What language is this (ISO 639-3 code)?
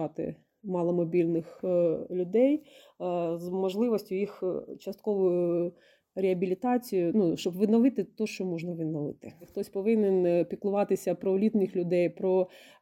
ukr